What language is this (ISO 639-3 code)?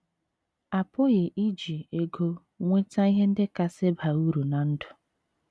ibo